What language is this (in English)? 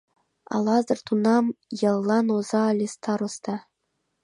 Mari